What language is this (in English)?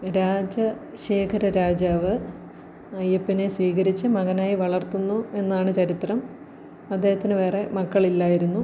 Malayalam